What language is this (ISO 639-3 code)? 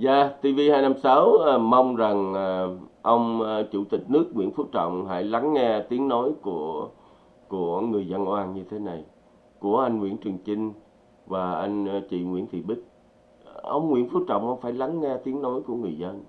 vie